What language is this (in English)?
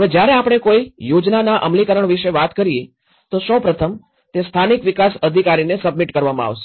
Gujarati